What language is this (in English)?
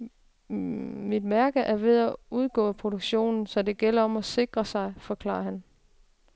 Danish